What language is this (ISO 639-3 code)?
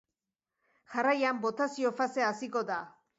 eus